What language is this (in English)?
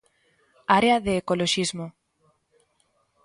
Galician